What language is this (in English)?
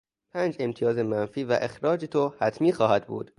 Persian